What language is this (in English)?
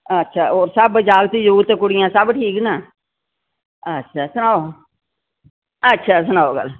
Dogri